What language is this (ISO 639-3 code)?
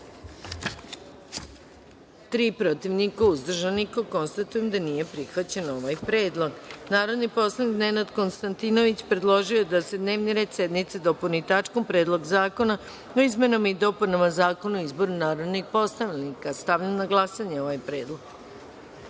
srp